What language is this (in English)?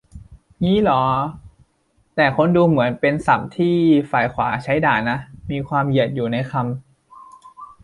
Thai